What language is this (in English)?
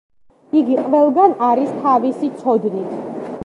Georgian